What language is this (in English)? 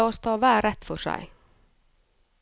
Norwegian